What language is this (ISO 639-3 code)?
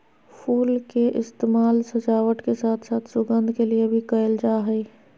mag